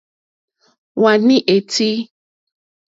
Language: Mokpwe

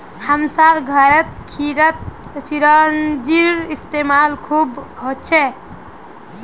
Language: Magahi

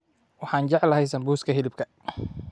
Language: Somali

